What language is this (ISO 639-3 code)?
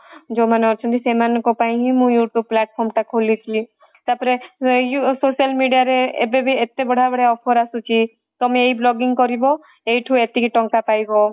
ori